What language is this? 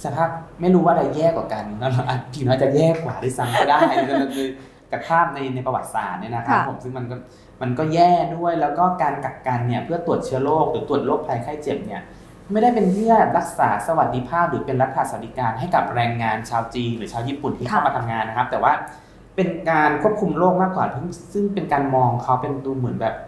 Thai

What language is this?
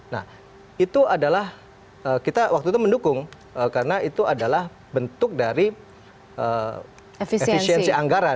Indonesian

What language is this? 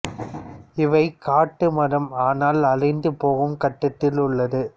Tamil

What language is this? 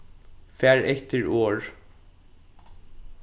Faroese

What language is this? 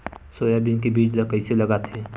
Chhattisgarhi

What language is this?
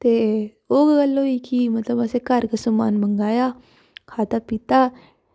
Dogri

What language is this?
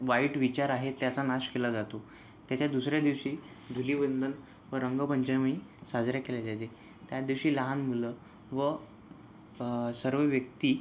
Marathi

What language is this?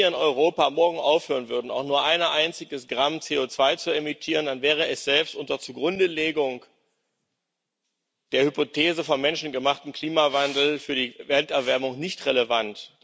German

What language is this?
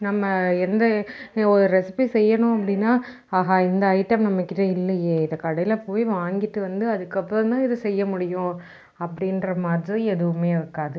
Tamil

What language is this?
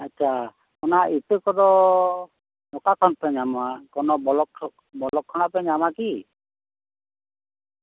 Santali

